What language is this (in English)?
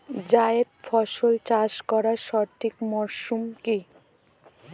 Bangla